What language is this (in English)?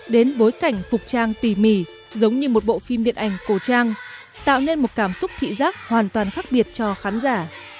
Vietnamese